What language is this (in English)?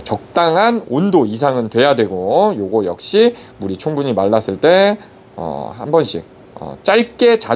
Korean